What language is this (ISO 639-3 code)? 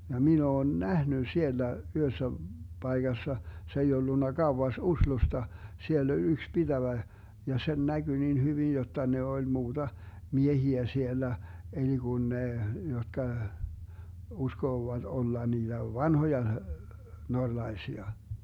fin